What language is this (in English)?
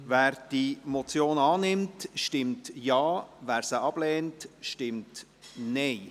Swiss German